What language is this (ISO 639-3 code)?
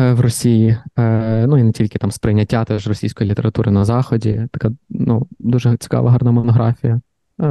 ukr